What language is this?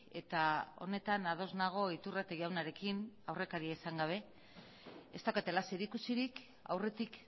Basque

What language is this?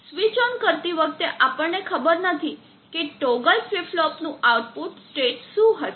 Gujarati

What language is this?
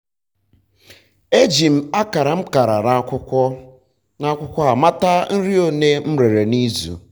Igbo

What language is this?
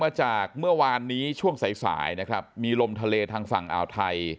Thai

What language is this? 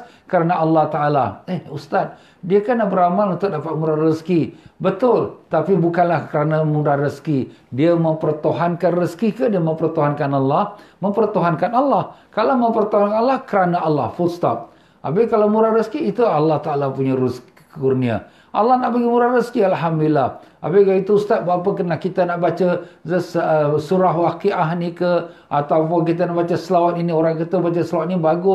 Malay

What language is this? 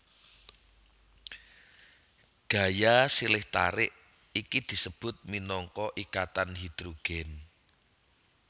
Javanese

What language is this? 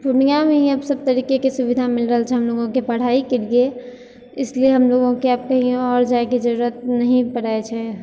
Maithili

